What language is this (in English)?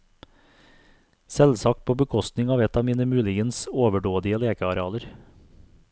Norwegian